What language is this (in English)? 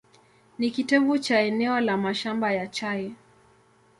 Swahili